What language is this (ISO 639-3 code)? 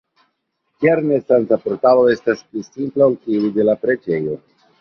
epo